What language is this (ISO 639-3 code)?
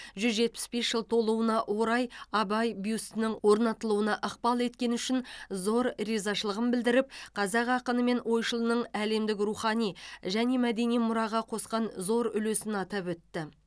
kaz